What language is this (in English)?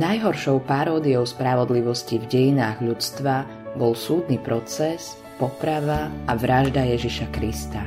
Slovak